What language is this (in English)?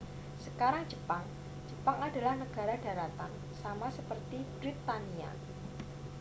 Indonesian